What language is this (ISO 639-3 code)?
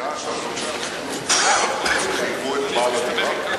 heb